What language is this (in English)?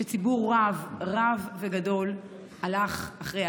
Hebrew